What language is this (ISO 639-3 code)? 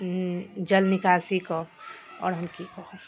mai